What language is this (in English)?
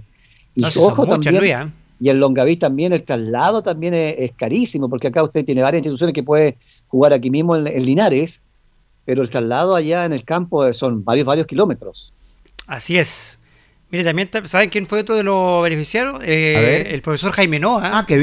Spanish